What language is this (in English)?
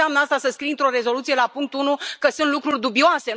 Romanian